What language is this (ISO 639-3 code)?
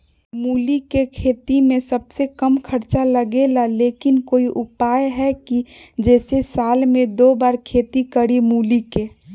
mag